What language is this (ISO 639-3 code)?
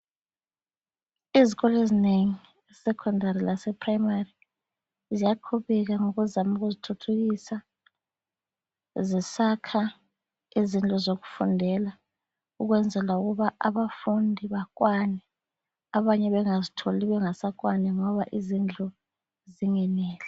nde